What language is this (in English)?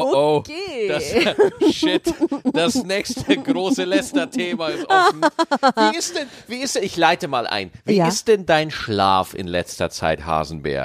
German